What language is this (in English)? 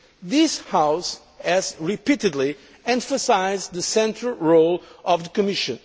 English